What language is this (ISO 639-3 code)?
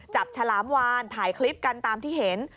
tha